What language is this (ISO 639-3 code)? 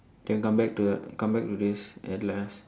eng